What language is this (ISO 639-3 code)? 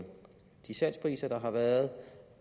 dan